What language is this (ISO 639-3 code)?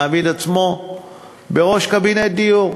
heb